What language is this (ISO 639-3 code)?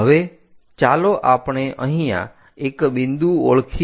guj